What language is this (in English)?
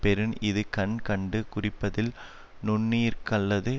Tamil